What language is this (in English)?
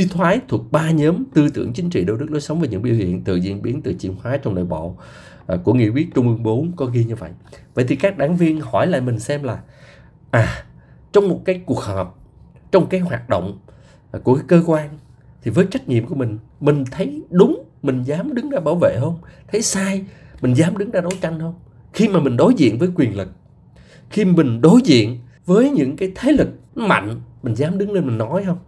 Vietnamese